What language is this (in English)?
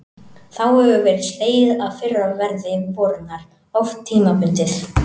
Icelandic